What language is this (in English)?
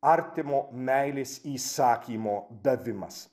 Lithuanian